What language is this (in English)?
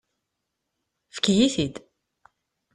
Kabyle